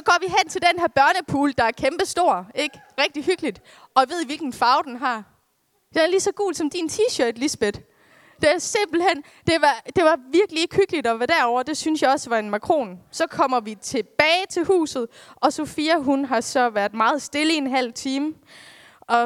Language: Danish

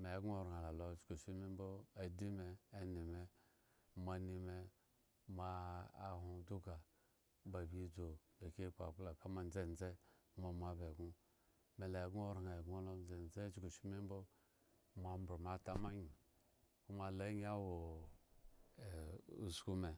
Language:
Eggon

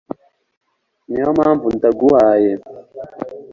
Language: Kinyarwanda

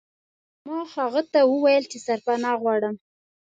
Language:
Pashto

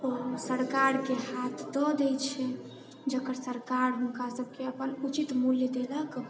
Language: Maithili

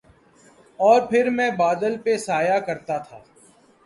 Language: Urdu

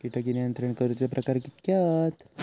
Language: Marathi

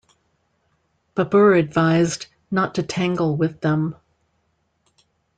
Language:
English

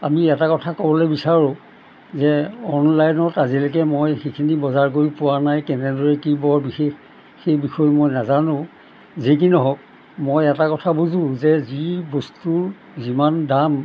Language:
Assamese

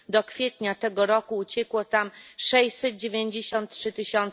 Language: Polish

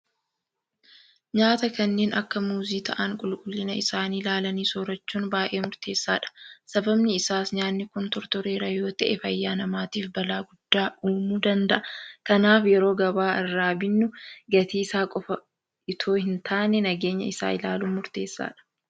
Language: Oromo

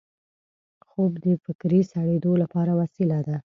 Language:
Pashto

